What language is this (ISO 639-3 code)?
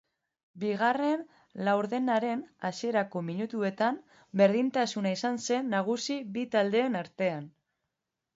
eus